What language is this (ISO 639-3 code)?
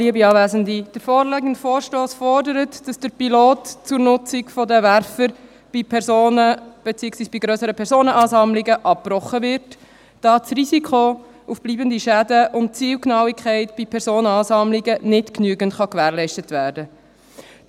gsw